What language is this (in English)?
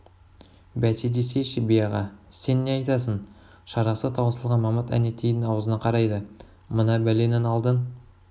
Kazakh